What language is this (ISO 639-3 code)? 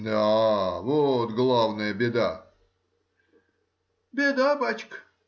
rus